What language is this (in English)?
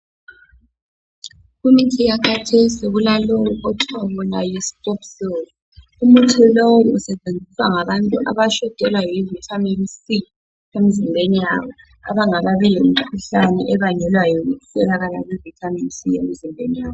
North Ndebele